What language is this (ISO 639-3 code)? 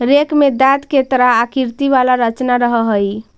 mag